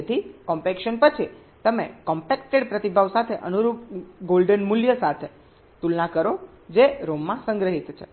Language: Gujarati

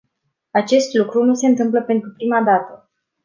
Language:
Romanian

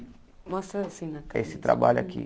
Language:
Portuguese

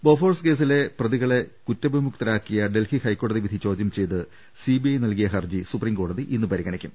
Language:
Malayalam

